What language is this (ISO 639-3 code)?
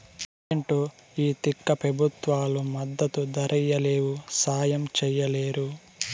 tel